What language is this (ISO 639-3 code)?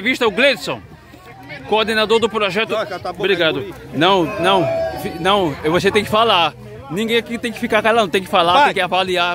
por